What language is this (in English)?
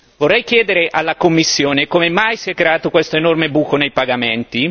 Italian